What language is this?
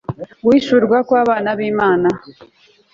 Kinyarwanda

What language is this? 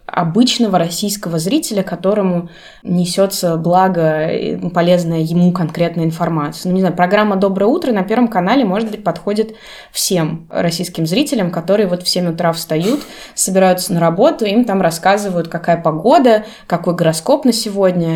Russian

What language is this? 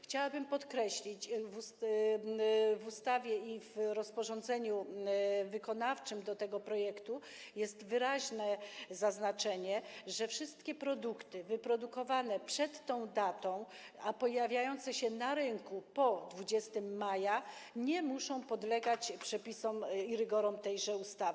Polish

